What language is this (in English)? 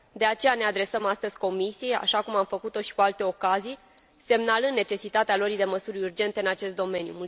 Romanian